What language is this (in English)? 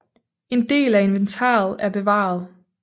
Danish